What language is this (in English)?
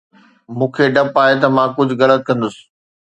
Sindhi